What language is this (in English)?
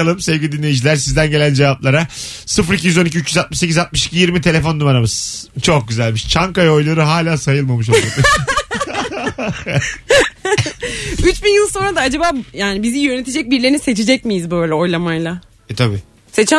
Turkish